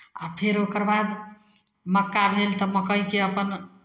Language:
Maithili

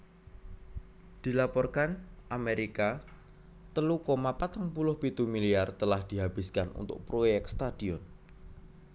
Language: Javanese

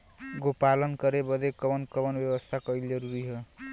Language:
Bhojpuri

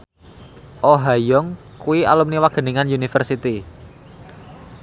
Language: Javanese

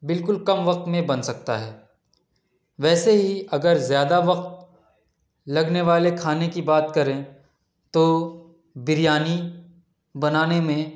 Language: Urdu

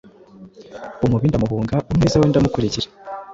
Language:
Kinyarwanda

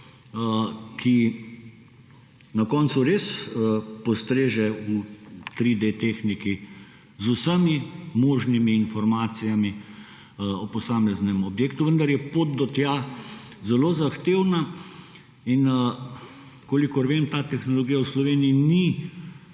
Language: Slovenian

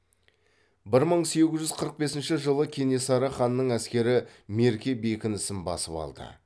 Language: Kazakh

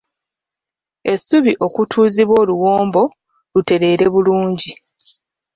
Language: Ganda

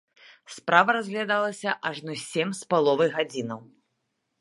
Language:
Belarusian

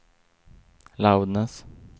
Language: Swedish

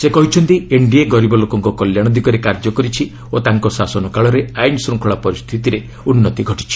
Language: Odia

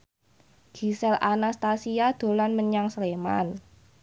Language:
Javanese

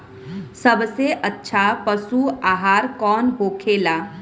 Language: Bhojpuri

